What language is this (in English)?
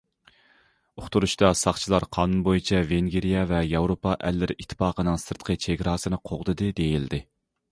Uyghur